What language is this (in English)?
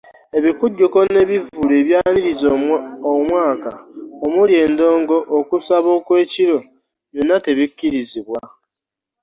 Ganda